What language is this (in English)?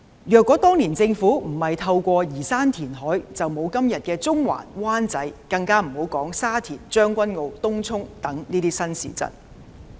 Cantonese